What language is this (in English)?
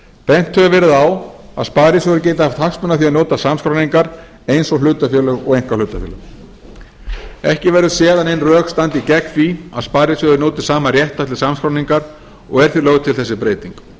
Icelandic